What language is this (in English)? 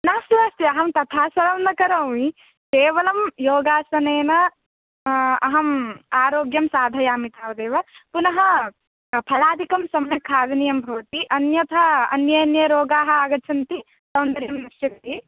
Sanskrit